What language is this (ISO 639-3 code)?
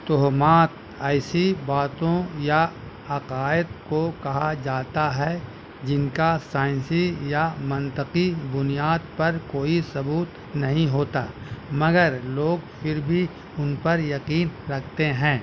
urd